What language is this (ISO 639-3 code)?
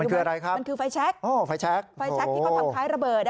tha